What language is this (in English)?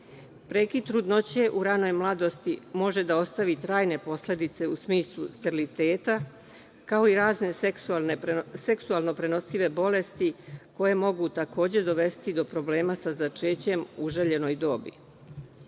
Serbian